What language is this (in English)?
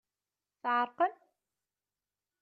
Kabyle